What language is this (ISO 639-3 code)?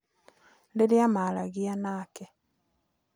kik